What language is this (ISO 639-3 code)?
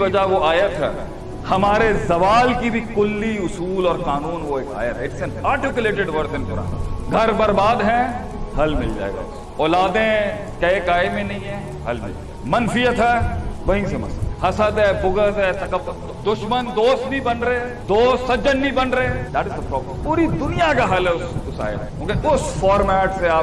urd